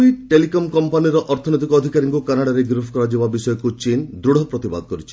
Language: Odia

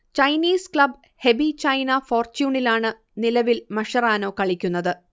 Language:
Malayalam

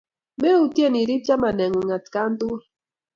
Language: Kalenjin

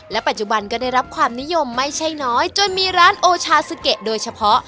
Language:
Thai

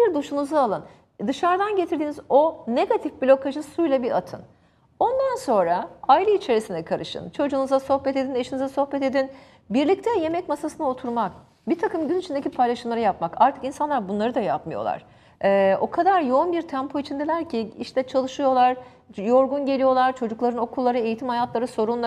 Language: Turkish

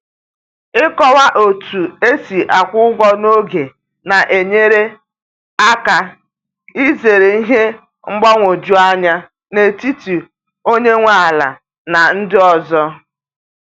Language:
Igbo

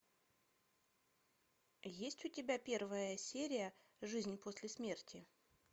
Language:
Russian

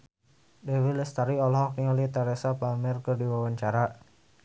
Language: Sundanese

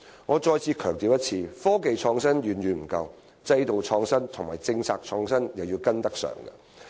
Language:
Cantonese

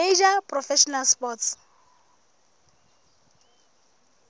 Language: Southern Sotho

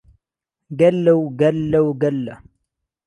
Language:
Central Kurdish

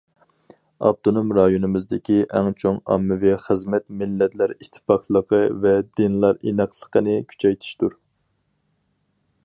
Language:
Uyghur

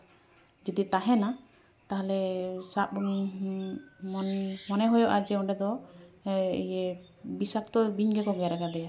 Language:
Santali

